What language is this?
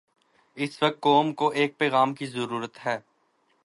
Urdu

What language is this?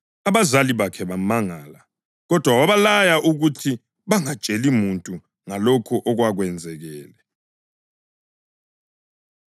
North Ndebele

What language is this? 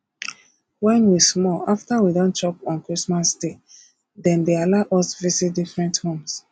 Nigerian Pidgin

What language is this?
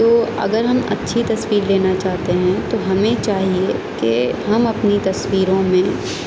Urdu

